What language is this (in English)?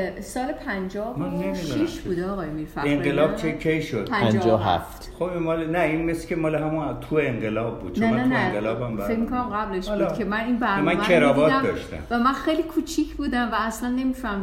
Persian